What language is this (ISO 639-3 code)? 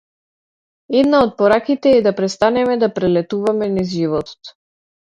mkd